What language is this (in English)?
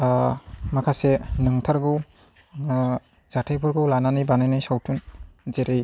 Bodo